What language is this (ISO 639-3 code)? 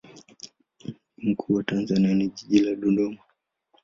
swa